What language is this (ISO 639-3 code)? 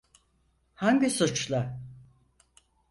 tur